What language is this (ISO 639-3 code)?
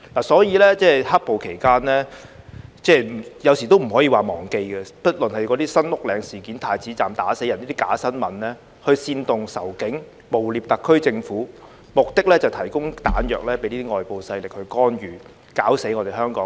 yue